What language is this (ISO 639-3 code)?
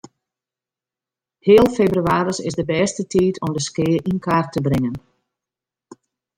fry